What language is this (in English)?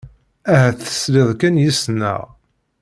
Kabyle